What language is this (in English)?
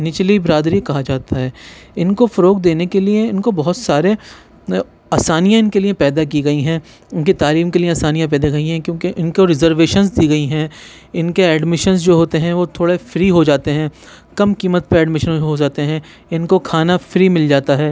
Urdu